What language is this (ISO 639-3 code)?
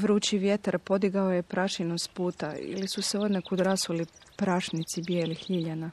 hrv